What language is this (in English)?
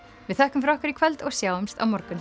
Icelandic